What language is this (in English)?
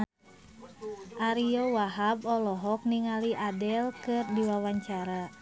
Sundanese